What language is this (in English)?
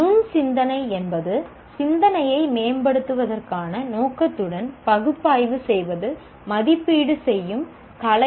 Tamil